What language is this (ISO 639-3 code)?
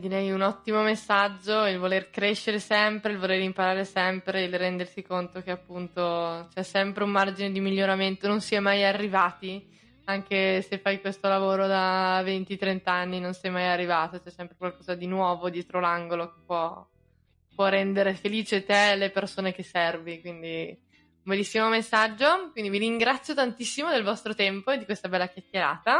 ita